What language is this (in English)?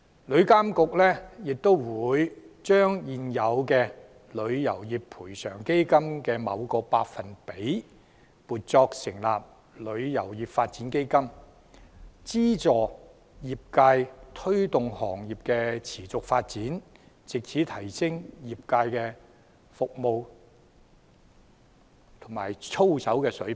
Cantonese